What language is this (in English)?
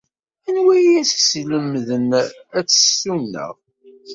Kabyle